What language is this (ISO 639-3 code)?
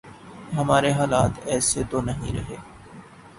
urd